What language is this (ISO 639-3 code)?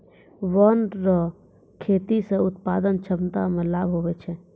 mai